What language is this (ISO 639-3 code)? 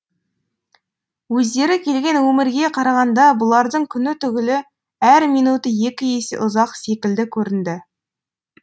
kaz